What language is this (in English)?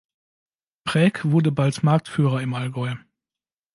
German